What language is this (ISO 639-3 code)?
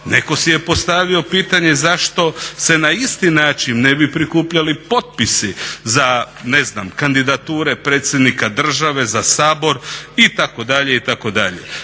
hrv